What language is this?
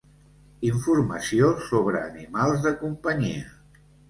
Catalan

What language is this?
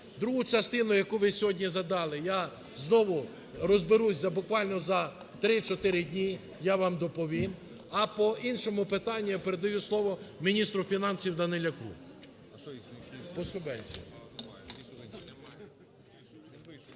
Ukrainian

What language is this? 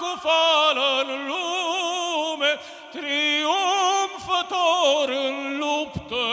Romanian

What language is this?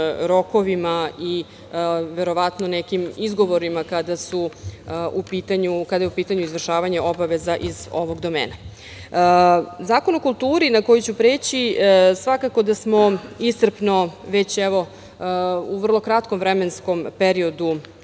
Serbian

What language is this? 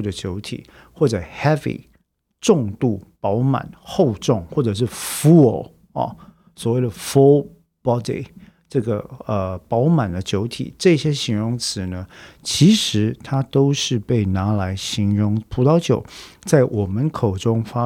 Chinese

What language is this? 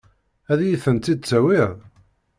Kabyle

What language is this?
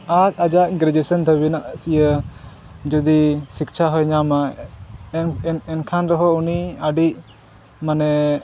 Santali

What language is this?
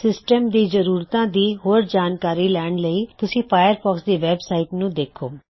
Punjabi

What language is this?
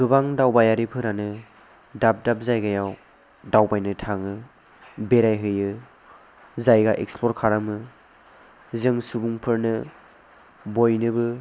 Bodo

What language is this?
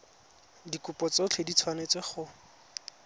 Tswana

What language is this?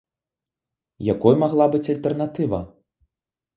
Belarusian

